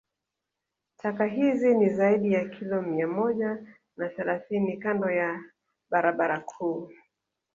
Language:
Swahili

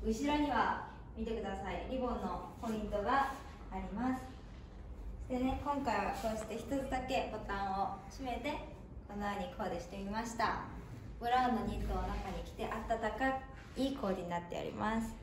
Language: Japanese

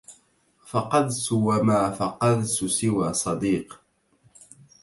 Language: Arabic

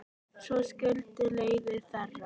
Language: Icelandic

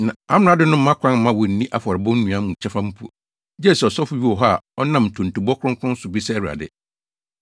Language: Akan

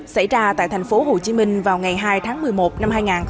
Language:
Vietnamese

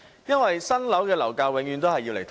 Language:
Cantonese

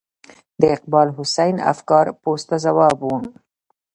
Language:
Pashto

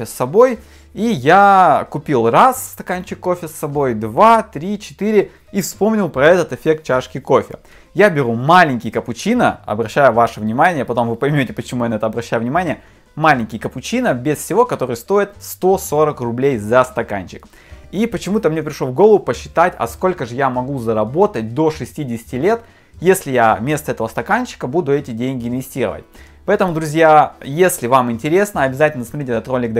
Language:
Russian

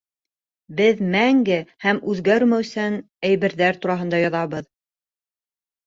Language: Bashkir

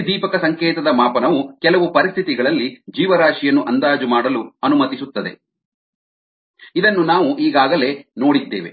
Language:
Kannada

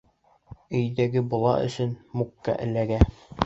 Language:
Bashkir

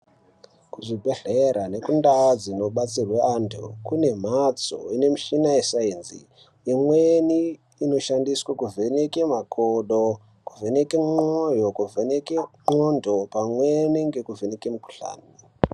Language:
Ndau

